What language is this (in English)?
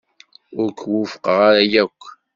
Kabyle